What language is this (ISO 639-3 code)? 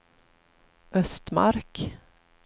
swe